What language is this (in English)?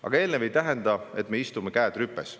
Estonian